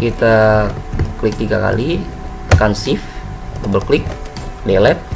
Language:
Indonesian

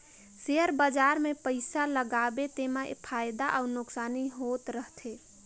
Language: Chhattisgarhi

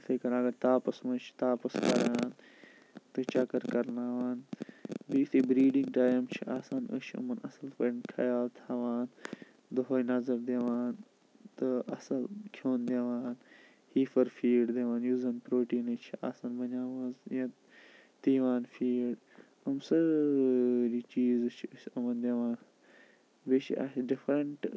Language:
Kashmiri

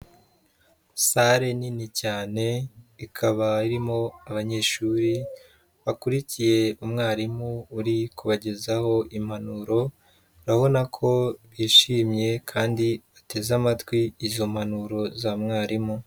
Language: Kinyarwanda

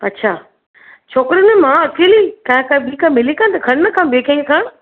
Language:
Sindhi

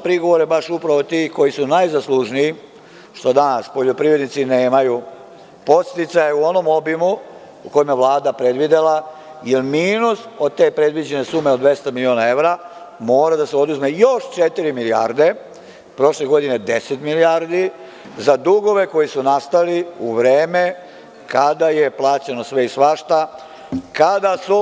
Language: Serbian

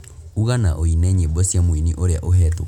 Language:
Kikuyu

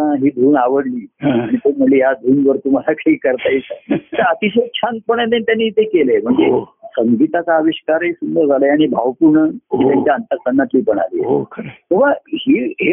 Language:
Marathi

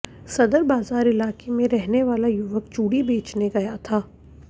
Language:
Hindi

